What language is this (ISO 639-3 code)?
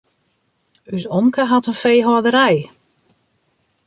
fry